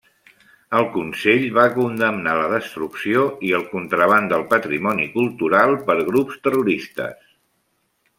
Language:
Catalan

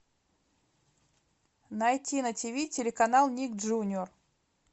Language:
Russian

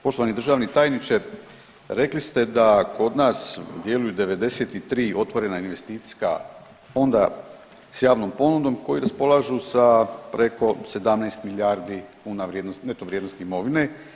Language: Croatian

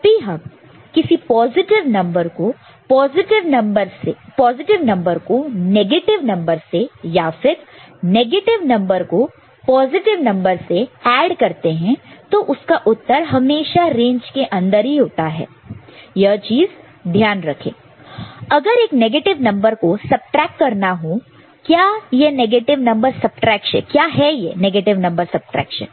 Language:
Hindi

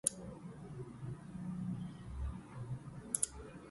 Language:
English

